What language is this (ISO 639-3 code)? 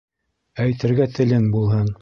bak